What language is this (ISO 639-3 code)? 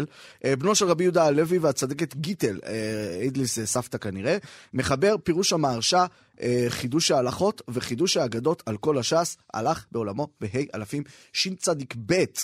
heb